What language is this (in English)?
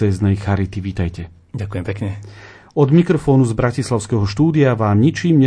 Slovak